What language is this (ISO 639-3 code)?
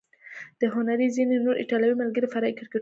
pus